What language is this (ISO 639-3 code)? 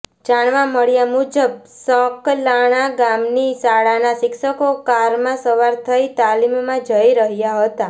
guj